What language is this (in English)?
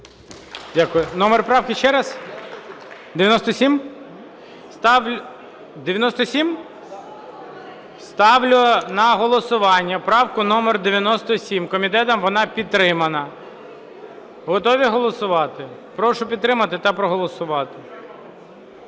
Ukrainian